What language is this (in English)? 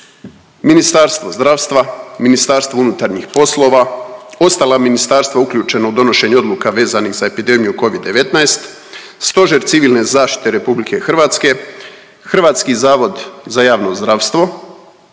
Croatian